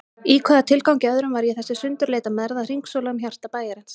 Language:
Icelandic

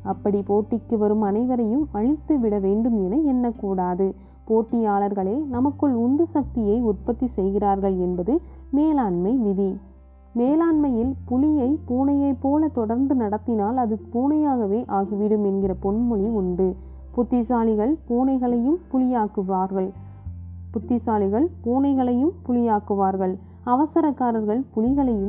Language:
Tamil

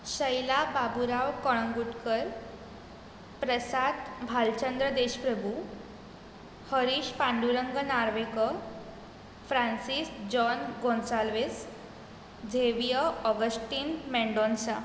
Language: Konkani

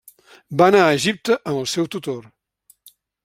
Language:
Catalan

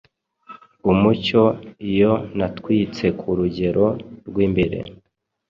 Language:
Kinyarwanda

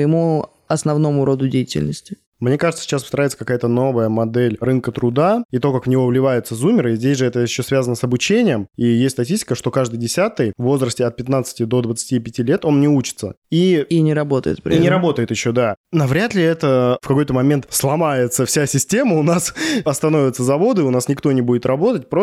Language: Russian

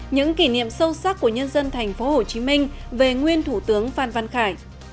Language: Vietnamese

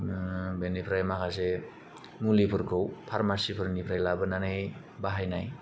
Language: Bodo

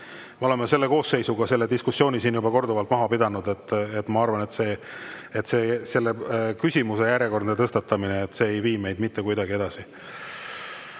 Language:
Estonian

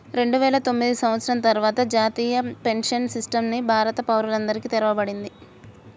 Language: Telugu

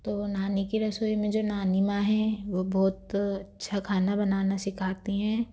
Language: Hindi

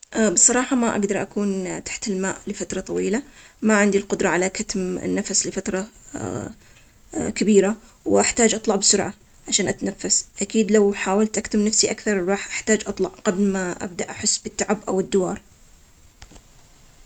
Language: Omani Arabic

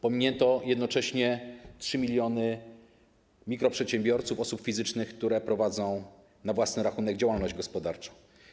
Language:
Polish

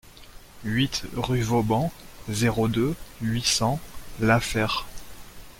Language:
French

